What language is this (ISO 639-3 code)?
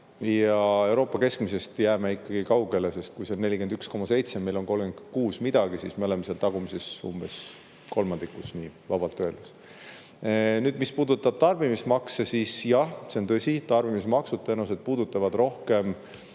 est